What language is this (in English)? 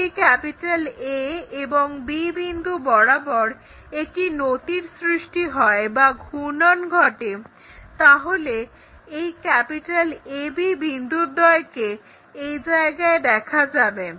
Bangla